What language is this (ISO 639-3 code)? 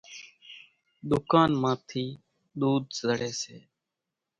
gjk